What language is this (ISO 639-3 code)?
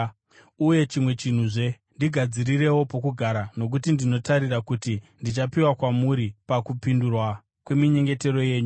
sna